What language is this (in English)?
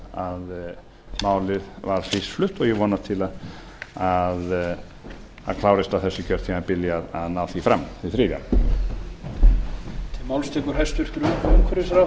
Icelandic